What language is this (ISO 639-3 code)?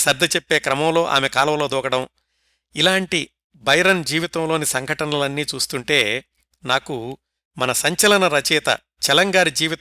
tel